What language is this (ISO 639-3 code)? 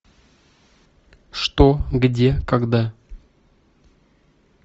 rus